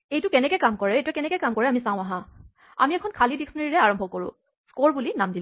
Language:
Assamese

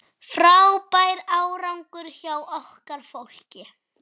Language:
Icelandic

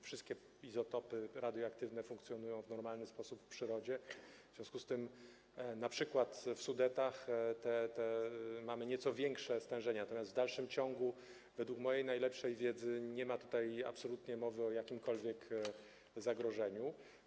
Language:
Polish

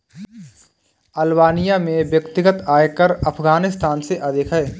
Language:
Hindi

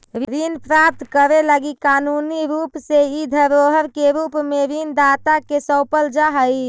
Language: Magahi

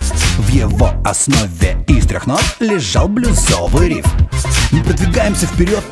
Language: Russian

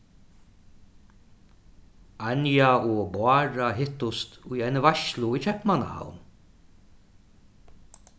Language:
Faroese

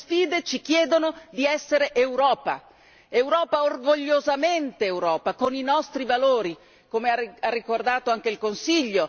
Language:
Italian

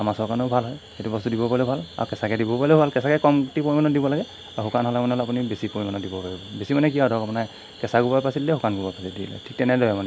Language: Assamese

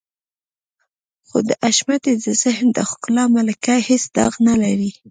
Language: Pashto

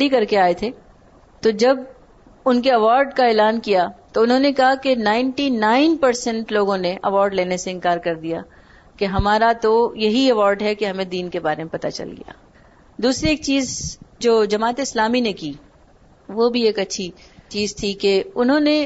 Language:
Urdu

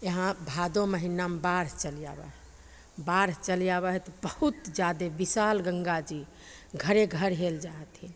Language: Maithili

